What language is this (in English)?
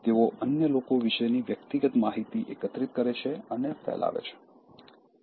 Gujarati